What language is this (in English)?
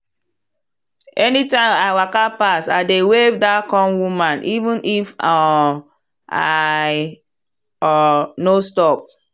Nigerian Pidgin